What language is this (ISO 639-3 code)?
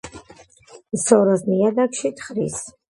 kat